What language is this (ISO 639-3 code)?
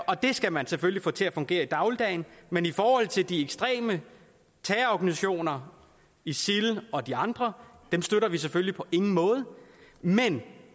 dan